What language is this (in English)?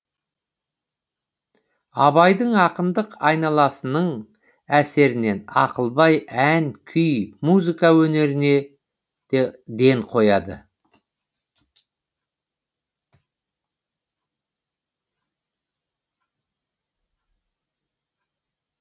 Kazakh